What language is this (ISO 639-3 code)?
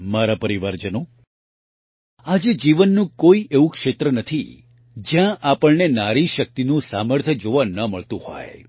guj